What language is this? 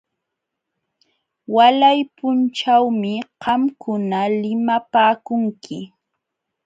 Jauja Wanca Quechua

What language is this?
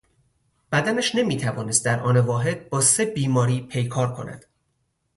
Persian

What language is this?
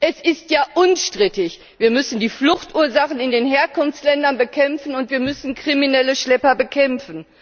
German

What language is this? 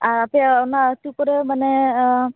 Santali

